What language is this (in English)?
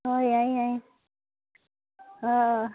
Manipuri